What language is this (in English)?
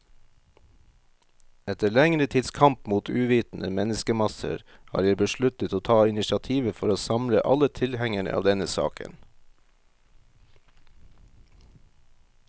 Norwegian